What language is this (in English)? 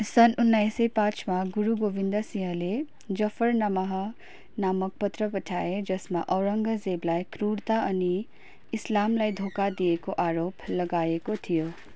Nepali